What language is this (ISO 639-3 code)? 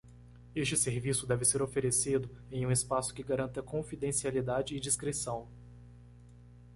por